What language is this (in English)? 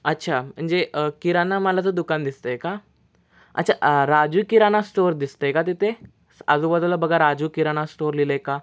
Marathi